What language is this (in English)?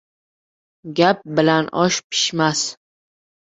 Uzbek